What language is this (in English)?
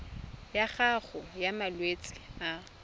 Tswana